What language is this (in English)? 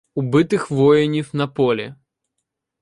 Ukrainian